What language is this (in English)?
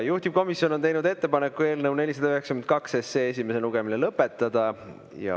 Estonian